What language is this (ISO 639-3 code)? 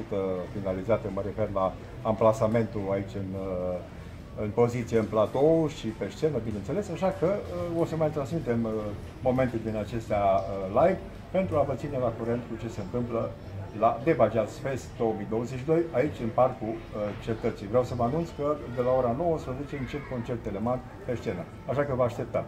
ron